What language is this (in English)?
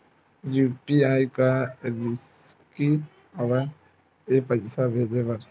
Chhattisgarhi